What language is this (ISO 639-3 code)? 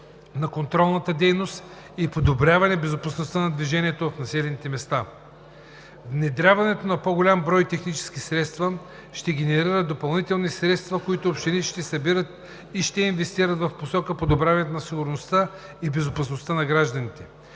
bul